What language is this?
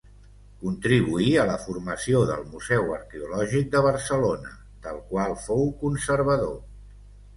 Catalan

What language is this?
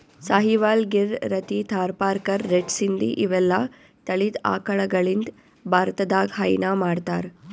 Kannada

